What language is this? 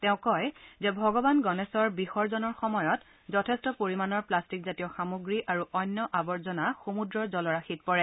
Assamese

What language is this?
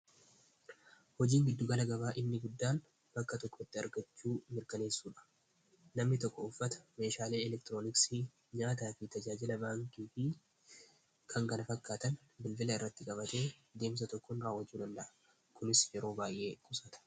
Oromo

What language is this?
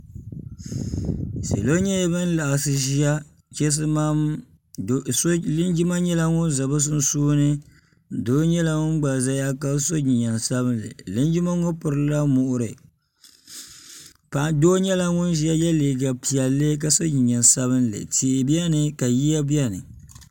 Dagbani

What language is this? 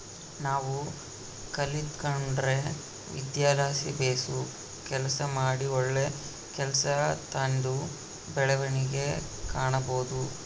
Kannada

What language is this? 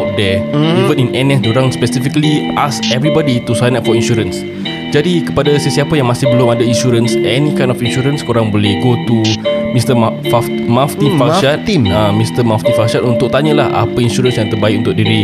Malay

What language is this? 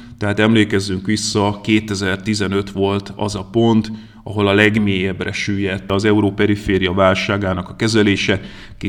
Hungarian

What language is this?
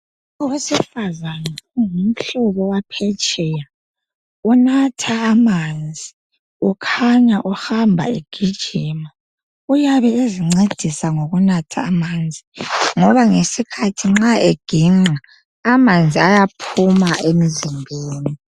North Ndebele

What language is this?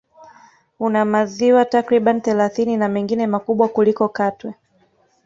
Swahili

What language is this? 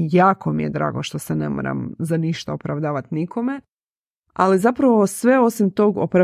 Croatian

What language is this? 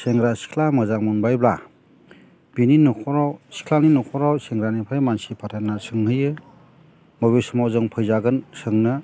Bodo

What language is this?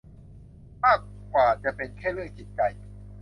Thai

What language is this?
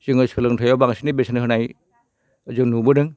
Bodo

